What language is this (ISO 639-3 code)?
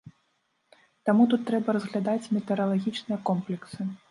bel